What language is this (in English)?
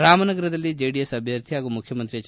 Kannada